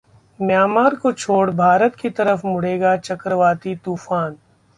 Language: Hindi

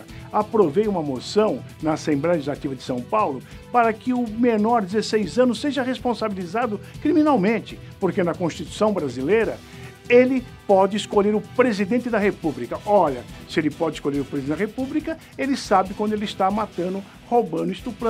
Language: Portuguese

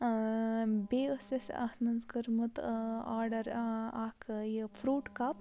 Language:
Kashmiri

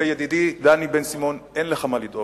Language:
Hebrew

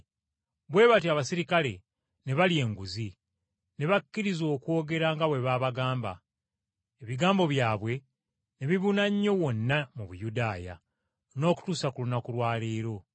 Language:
Ganda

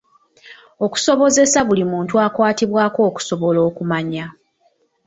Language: Ganda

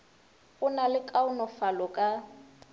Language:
Northern Sotho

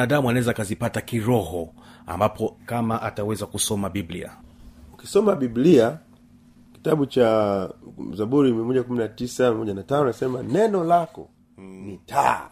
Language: Swahili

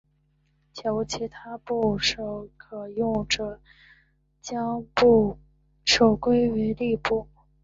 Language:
Chinese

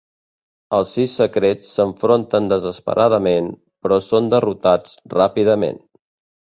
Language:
Catalan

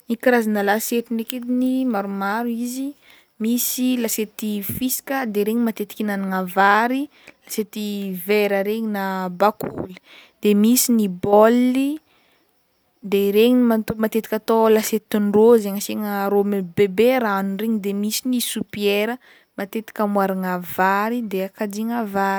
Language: Northern Betsimisaraka Malagasy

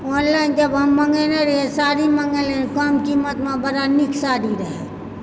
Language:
Maithili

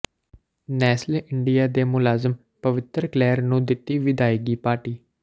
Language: Punjabi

